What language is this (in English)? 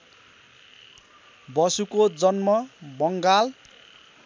Nepali